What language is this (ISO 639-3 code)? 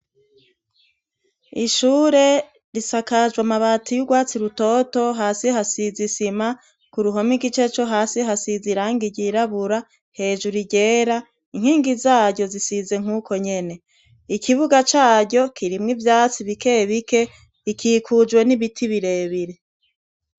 run